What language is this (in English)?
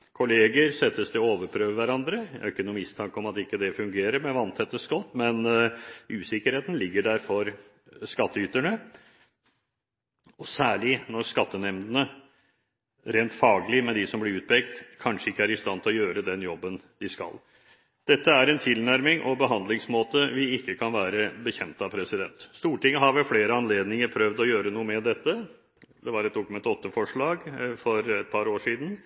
Norwegian Bokmål